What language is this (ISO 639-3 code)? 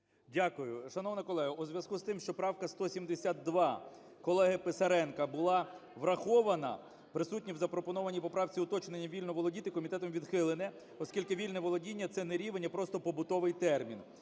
ukr